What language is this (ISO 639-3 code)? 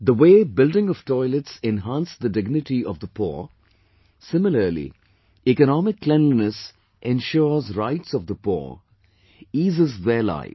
eng